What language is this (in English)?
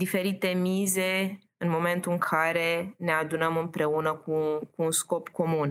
Romanian